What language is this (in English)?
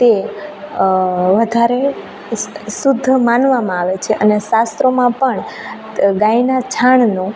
Gujarati